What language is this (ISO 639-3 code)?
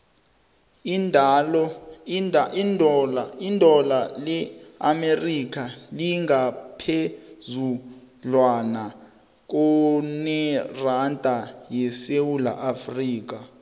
nbl